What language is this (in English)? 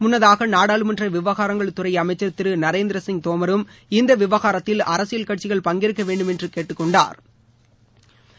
Tamil